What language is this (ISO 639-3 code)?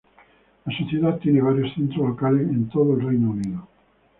spa